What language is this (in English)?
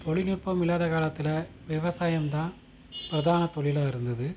Tamil